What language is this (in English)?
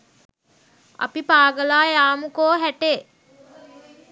Sinhala